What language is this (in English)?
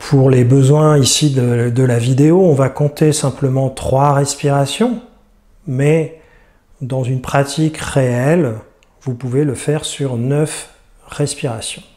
French